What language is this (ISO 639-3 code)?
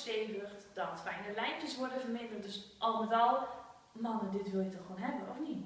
nld